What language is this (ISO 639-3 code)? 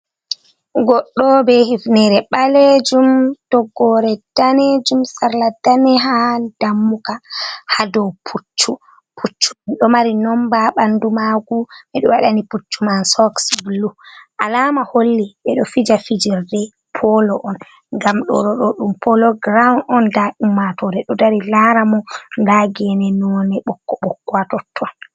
ful